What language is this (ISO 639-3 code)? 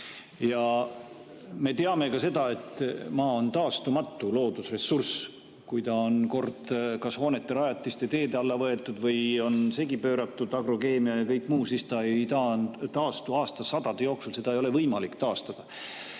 est